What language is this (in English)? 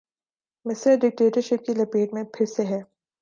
Urdu